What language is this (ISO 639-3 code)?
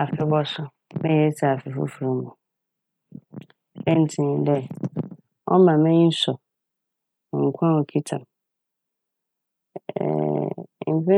aka